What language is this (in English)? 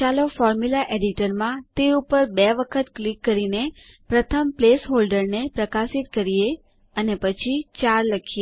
Gujarati